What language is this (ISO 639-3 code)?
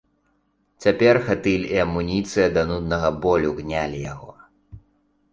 bel